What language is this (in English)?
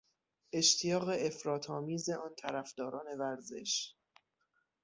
Persian